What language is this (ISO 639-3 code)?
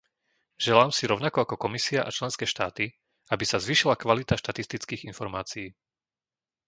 slk